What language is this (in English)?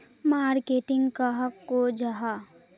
Magahi